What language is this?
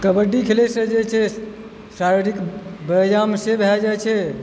Maithili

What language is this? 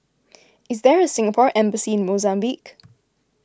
English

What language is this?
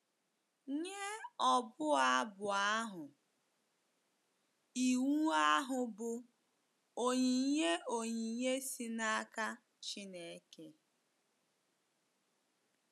Igbo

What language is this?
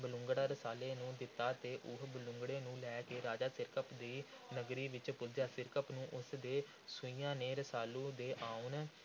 Punjabi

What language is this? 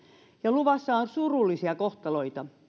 Finnish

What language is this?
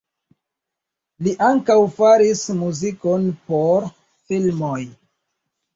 Esperanto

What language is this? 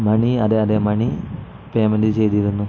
Malayalam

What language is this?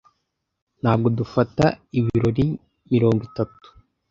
Kinyarwanda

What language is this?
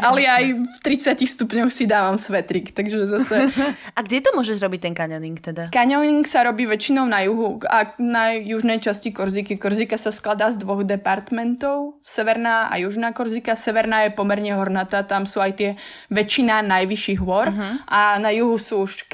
Slovak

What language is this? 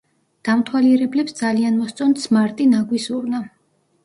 Georgian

